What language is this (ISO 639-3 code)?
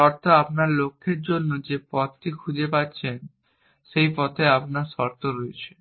ben